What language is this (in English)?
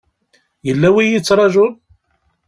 Kabyle